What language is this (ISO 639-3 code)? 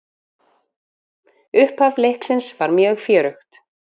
isl